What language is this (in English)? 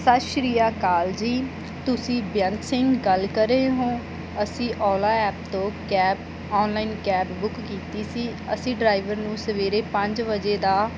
Punjabi